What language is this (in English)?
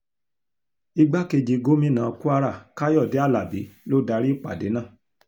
Yoruba